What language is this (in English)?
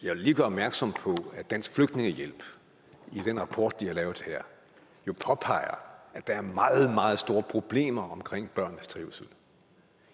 Danish